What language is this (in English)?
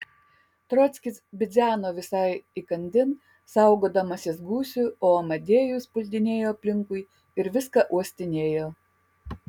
Lithuanian